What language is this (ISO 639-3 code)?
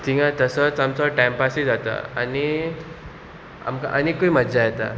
kok